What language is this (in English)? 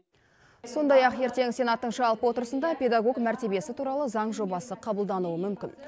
Kazakh